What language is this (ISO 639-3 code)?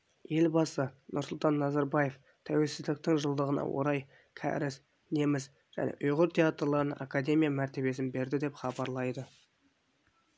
kaz